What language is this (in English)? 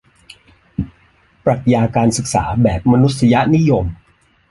Thai